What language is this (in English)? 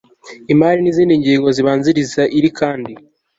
Kinyarwanda